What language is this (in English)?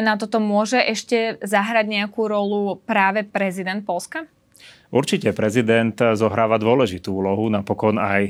Slovak